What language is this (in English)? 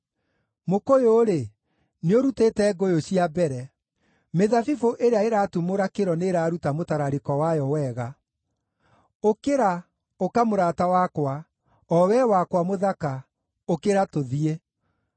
Kikuyu